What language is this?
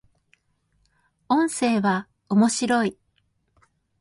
Japanese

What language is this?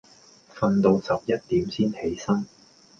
Cantonese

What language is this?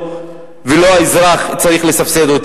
Hebrew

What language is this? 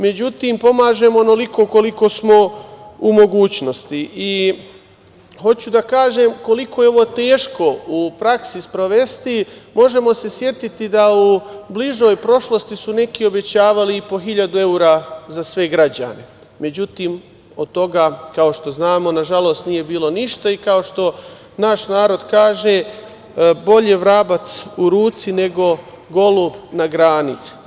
Serbian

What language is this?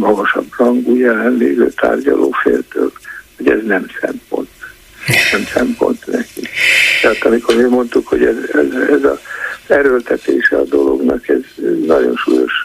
Hungarian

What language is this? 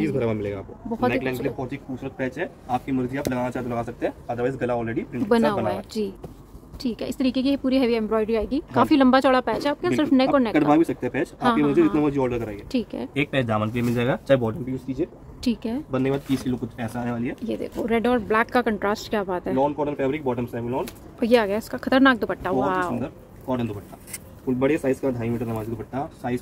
Hindi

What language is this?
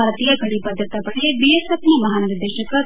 Kannada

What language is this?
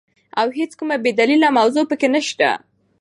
Pashto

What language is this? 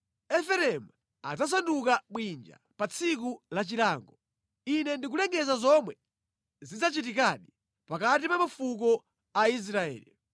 Nyanja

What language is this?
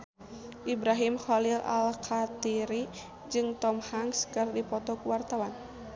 Sundanese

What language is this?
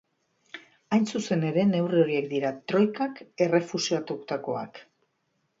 Basque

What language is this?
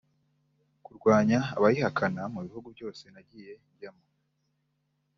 Kinyarwanda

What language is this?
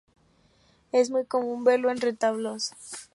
Spanish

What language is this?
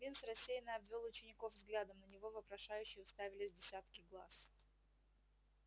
Russian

